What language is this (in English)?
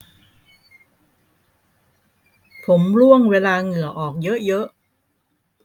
Thai